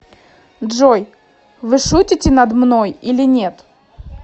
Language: Russian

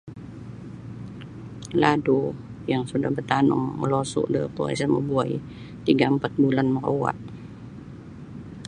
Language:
Sabah Bisaya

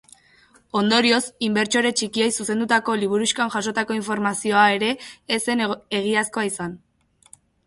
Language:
Basque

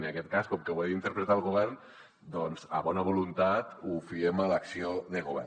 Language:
Catalan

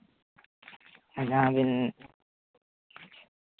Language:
Santali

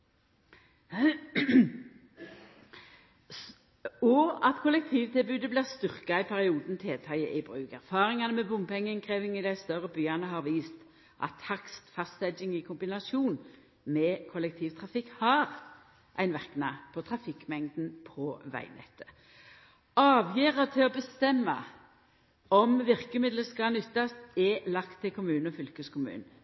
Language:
Norwegian Nynorsk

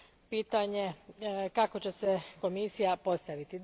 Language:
Croatian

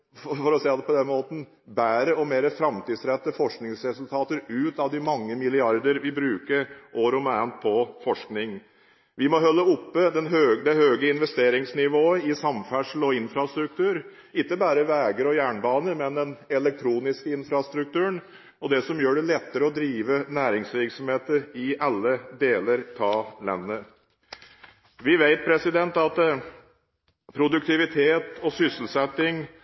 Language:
Norwegian Bokmål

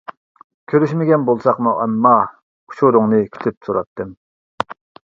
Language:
Uyghur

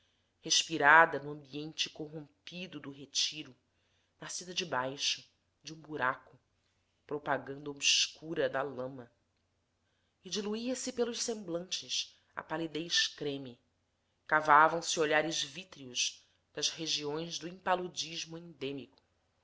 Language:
Portuguese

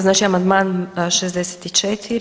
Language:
Croatian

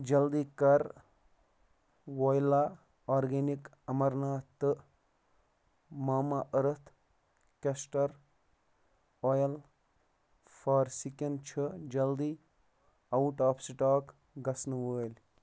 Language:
Kashmiri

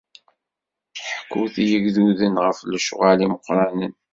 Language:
Kabyle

